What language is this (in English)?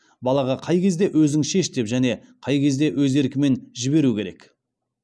Kazakh